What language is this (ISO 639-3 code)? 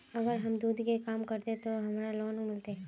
mag